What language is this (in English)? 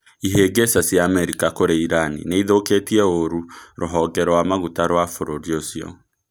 Kikuyu